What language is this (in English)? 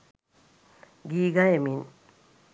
Sinhala